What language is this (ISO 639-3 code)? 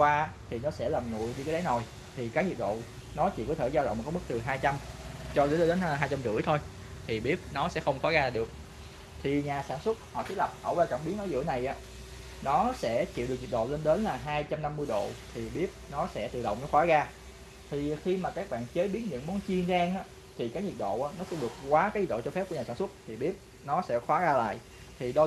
vie